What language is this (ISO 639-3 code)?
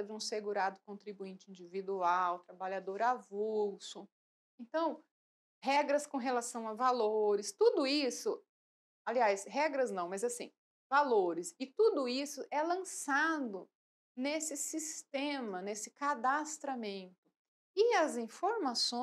por